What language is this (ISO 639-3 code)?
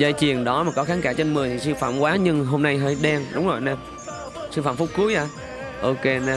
vie